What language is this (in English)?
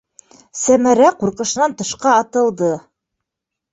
Bashkir